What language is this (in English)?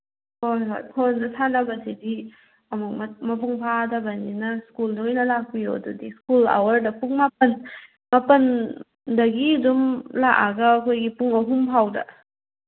Manipuri